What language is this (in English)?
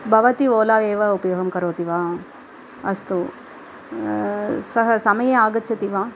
Sanskrit